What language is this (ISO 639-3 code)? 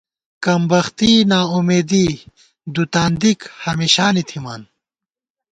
gwt